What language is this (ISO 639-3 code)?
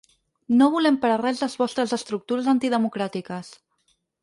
cat